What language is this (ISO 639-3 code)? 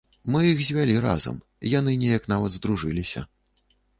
bel